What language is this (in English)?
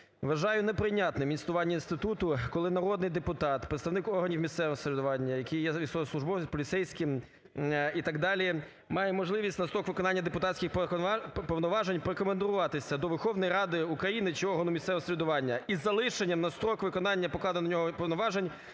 Ukrainian